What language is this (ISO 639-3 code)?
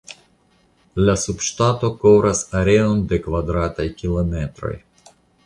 epo